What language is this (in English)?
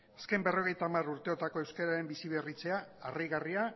Basque